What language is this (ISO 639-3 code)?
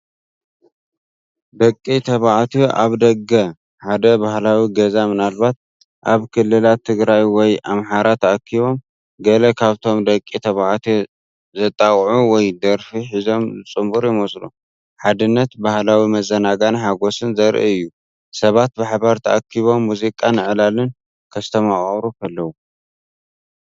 tir